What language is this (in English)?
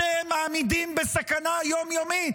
Hebrew